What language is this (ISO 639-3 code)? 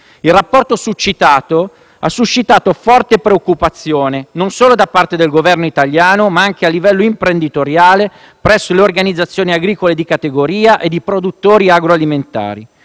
ita